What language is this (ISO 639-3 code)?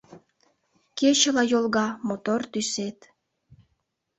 chm